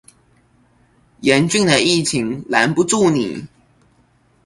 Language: Chinese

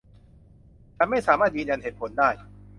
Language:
Thai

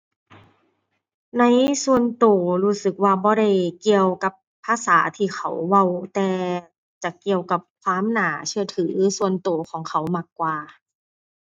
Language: Thai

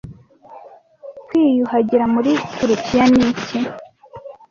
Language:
Kinyarwanda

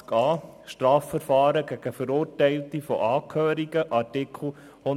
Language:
Swiss German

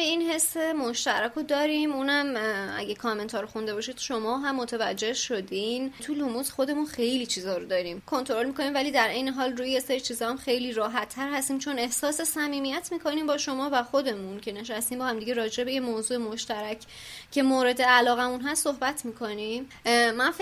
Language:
Persian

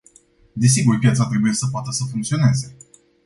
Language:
Romanian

